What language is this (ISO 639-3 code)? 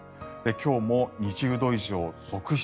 jpn